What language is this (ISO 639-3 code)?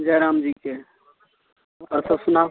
mai